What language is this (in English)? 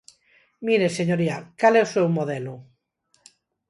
Galician